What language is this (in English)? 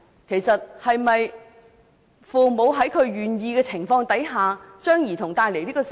Cantonese